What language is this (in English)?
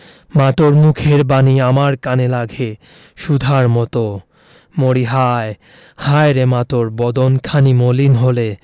Bangla